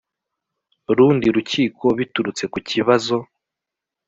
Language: Kinyarwanda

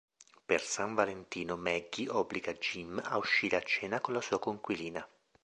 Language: Italian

